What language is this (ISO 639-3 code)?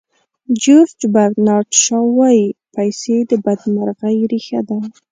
pus